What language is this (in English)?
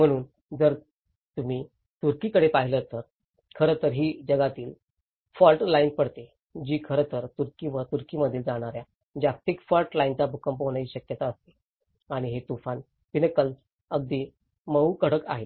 Marathi